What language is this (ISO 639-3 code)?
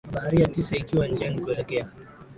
swa